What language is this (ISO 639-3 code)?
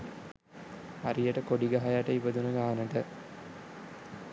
sin